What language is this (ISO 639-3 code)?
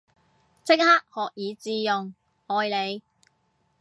yue